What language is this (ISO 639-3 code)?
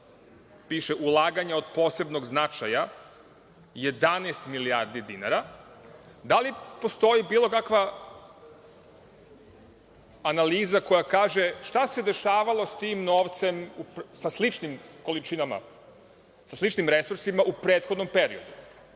srp